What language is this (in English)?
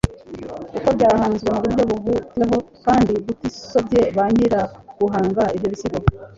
Kinyarwanda